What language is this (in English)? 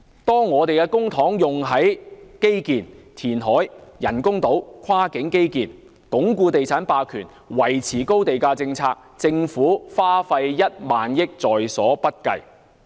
Cantonese